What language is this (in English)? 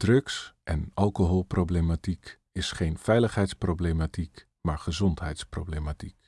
Dutch